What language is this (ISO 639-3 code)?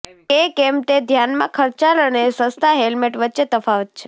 guj